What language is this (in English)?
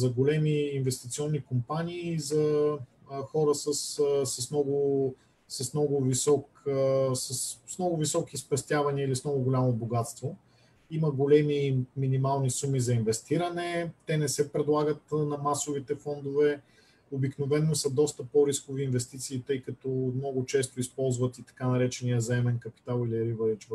Bulgarian